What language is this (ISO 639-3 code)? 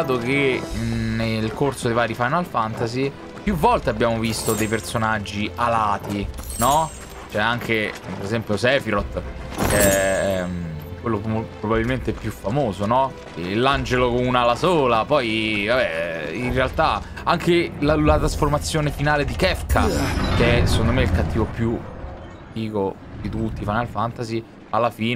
ita